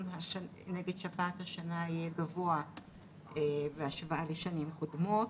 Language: Hebrew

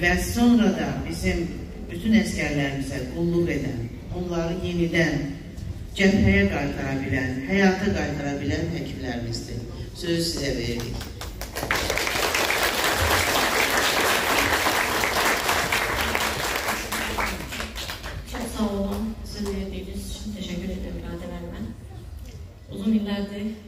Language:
Turkish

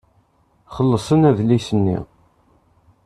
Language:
Kabyle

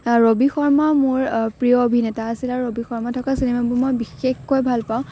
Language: Assamese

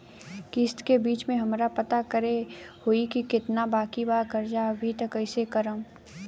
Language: Bhojpuri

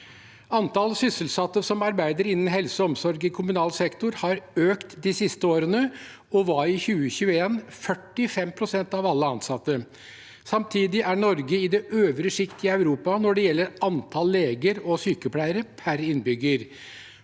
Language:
Norwegian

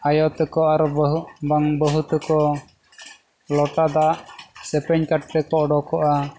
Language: Santali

